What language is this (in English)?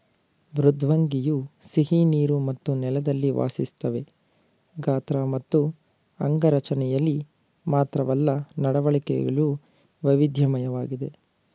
Kannada